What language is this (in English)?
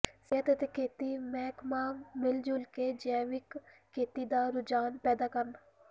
Punjabi